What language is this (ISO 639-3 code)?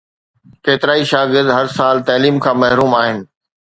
snd